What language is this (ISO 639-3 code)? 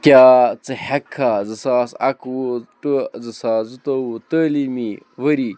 kas